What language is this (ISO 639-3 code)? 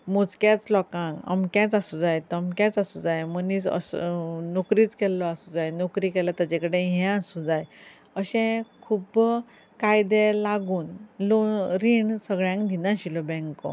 kok